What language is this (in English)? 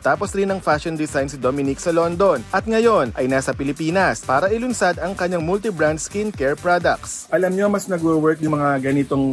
Filipino